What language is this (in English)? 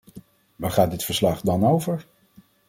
Dutch